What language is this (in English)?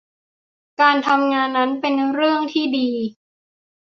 Thai